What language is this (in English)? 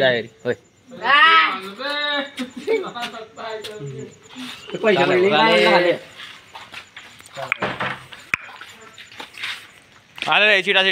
Marathi